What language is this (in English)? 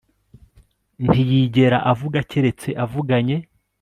Kinyarwanda